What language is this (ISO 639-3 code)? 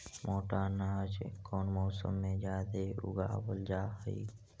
mag